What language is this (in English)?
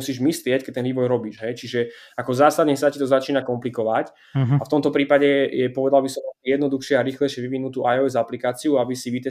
Slovak